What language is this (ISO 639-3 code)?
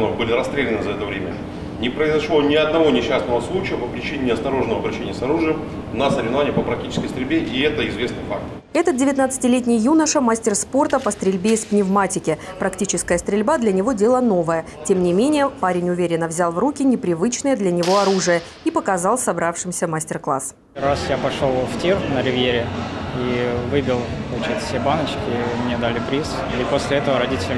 rus